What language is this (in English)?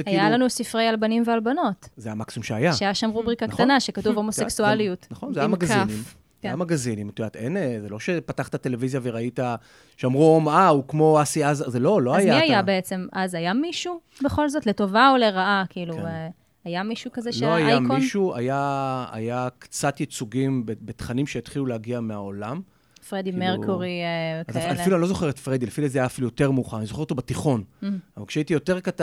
Hebrew